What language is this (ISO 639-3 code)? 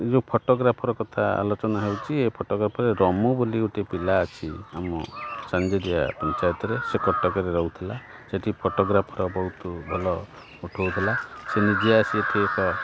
ori